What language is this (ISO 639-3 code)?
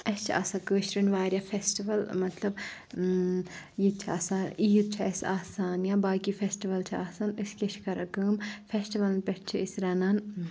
kas